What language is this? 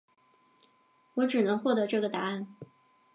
Chinese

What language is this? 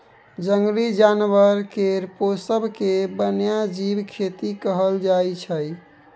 Maithili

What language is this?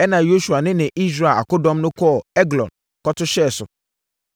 Akan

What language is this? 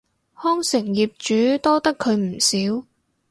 Cantonese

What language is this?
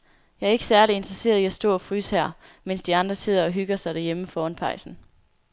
Danish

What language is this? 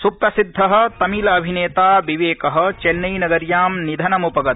Sanskrit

